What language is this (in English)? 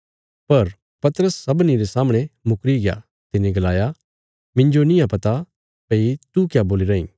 Bilaspuri